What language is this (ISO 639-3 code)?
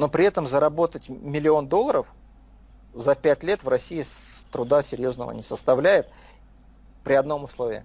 rus